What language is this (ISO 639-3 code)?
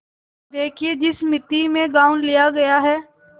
hin